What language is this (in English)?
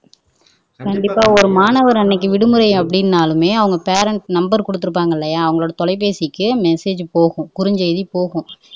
Tamil